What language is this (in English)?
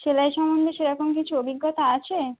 Bangla